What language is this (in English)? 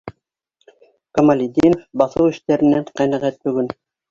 Bashkir